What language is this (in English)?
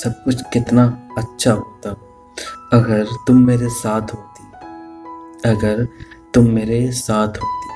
Hindi